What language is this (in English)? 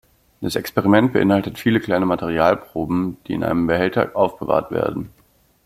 German